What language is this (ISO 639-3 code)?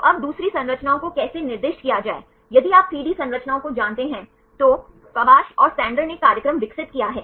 hin